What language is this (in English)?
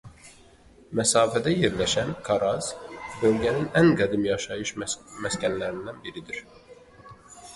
Azerbaijani